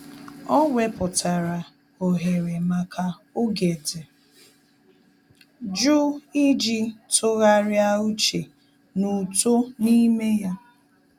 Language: Igbo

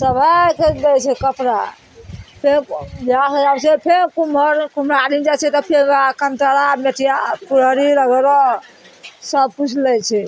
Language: Maithili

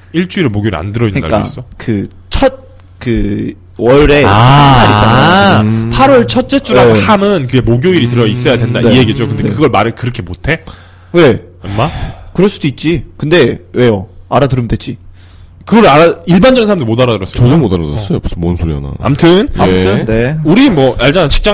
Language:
Korean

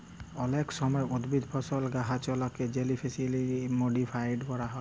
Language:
Bangla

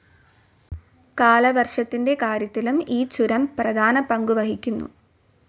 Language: Malayalam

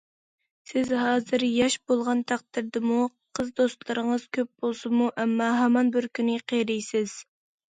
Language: Uyghur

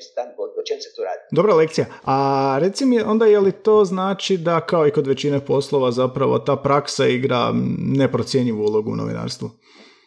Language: Croatian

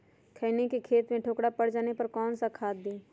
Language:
Magahi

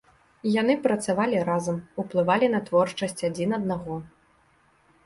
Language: Belarusian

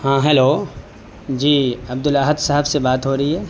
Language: Urdu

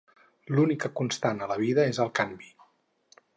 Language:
Catalan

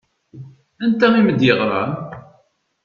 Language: Kabyle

